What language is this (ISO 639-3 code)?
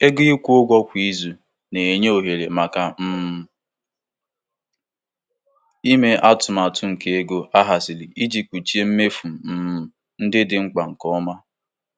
ibo